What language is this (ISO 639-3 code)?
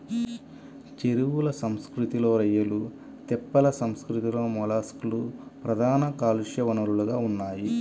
tel